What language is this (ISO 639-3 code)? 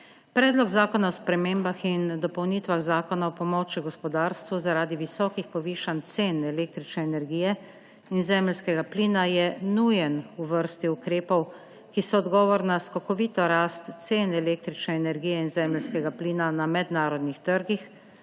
slv